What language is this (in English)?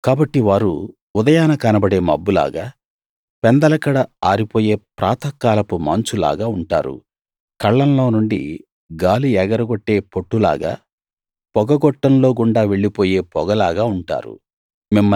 Telugu